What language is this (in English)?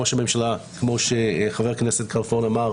Hebrew